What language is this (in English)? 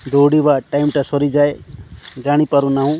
Odia